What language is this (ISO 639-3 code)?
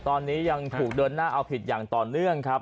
tha